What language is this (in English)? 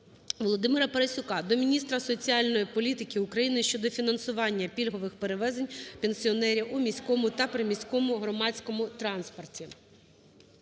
Ukrainian